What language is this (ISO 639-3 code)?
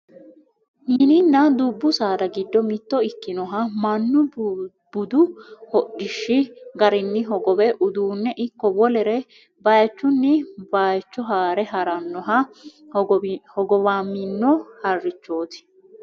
sid